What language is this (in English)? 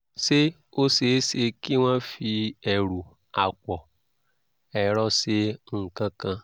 Yoruba